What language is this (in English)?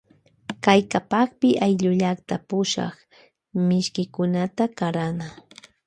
Loja Highland Quichua